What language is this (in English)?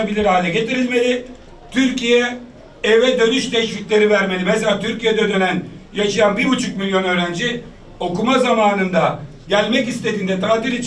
Turkish